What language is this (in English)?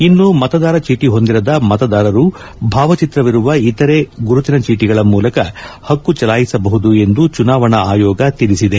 Kannada